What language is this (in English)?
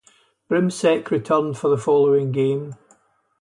English